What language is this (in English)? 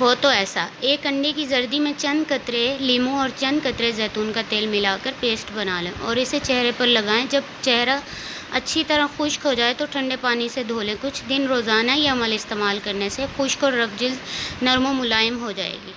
Urdu